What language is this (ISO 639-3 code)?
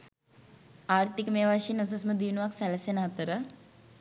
sin